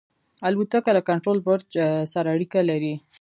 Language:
Pashto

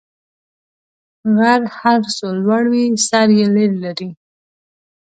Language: Pashto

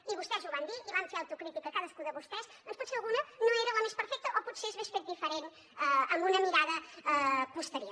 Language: Catalan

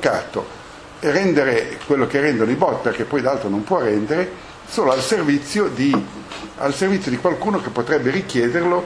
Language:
Italian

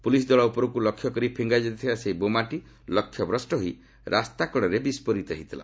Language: Odia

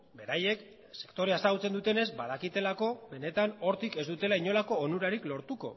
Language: Basque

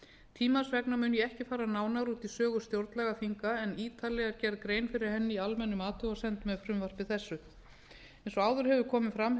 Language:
Icelandic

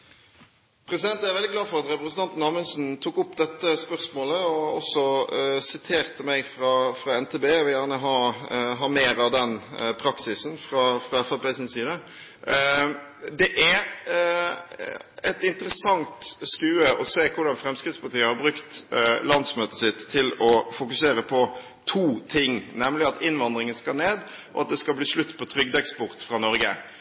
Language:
Norwegian Bokmål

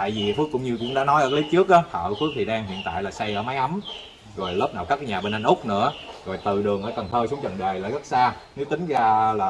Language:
Vietnamese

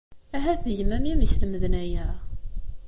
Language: Kabyle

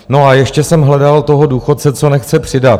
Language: Czech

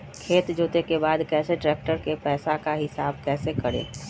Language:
Magahi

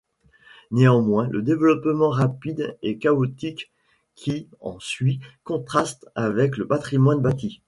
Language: French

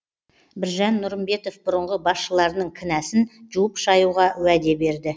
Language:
Kazakh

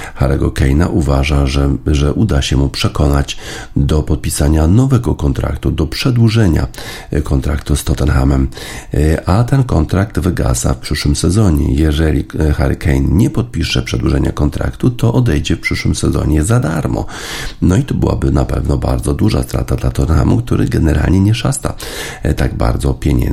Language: Polish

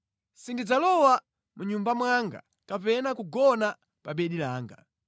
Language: Nyanja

